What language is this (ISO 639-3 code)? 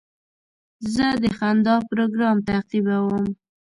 pus